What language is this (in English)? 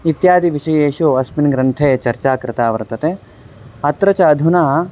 Sanskrit